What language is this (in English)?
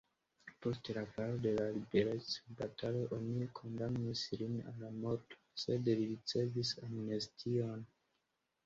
Esperanto